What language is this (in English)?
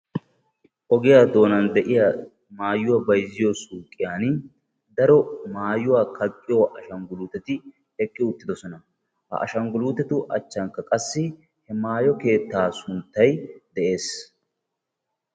Wolaytta